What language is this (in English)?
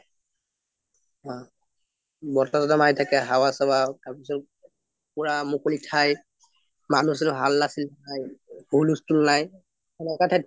Assamese